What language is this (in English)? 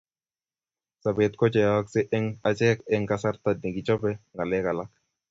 Kalenjin